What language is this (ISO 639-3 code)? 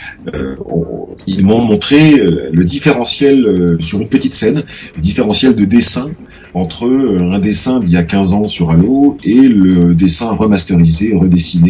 fra